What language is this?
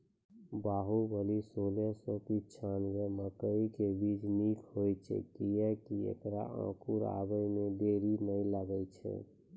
Maithili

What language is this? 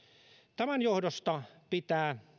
Finnish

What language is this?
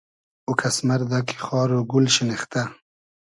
Hazaragi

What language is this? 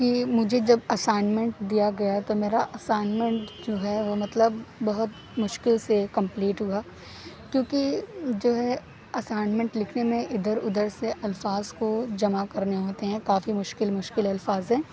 Urdu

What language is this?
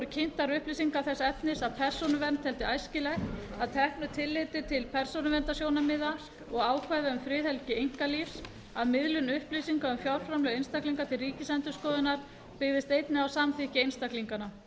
Icelandic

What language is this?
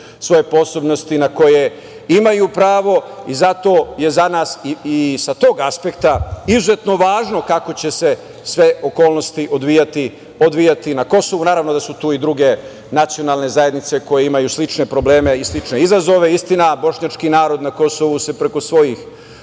Serbian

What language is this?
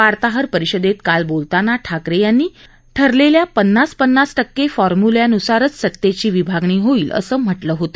Marathi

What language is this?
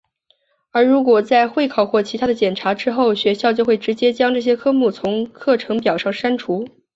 Chinese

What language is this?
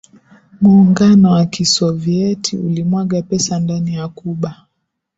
Swahili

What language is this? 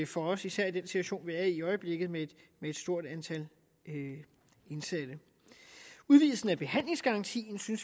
Danish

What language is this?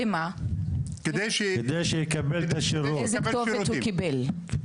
Hebrew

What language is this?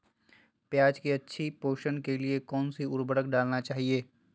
Magahi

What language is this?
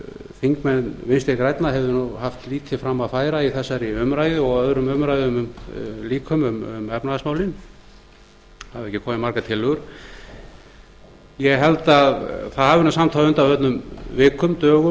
Icelandic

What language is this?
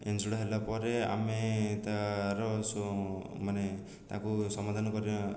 Odia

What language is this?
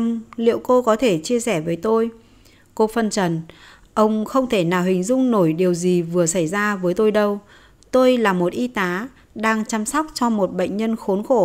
Vietnamese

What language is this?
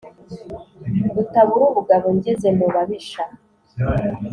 Kinyarwanda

